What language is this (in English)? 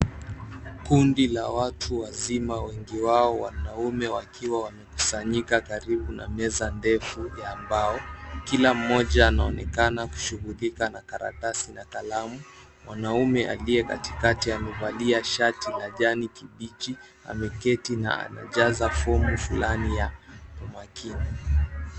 Swahili